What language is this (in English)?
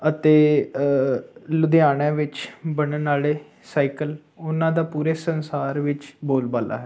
Punjabi